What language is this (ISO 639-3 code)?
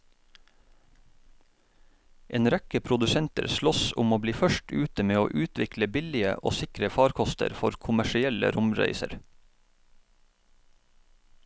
nor